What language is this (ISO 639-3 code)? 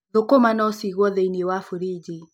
kik